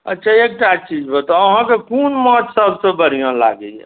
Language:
Maithili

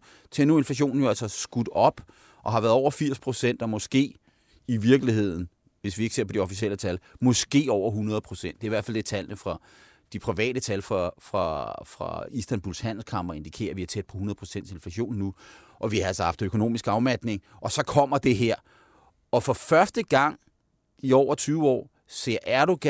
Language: Danish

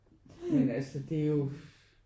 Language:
Danish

